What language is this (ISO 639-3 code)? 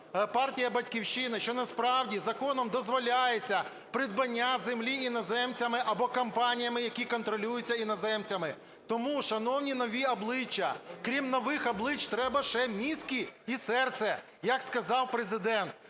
ukr